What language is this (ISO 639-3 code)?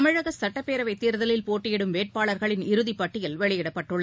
tam